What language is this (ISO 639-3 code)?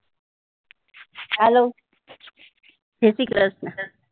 guj